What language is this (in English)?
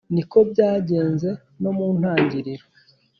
Kinyarwanda